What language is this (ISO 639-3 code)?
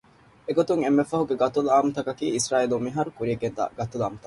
div